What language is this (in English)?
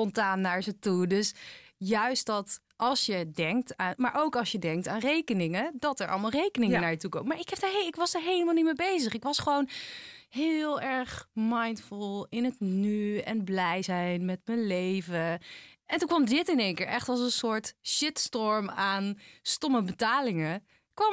Dutch